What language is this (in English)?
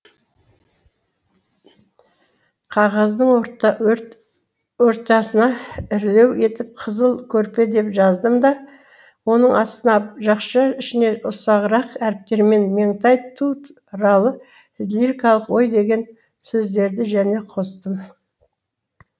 Kazakh